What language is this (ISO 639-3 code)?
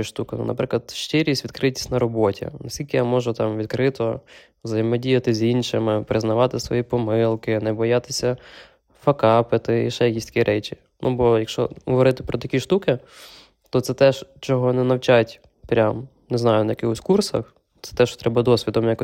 ukr